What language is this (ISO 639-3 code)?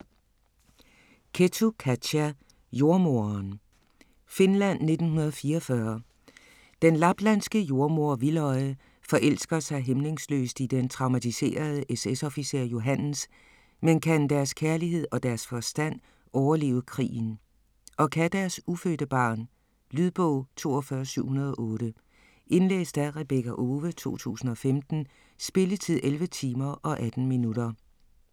dan